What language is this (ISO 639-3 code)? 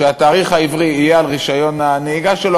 heb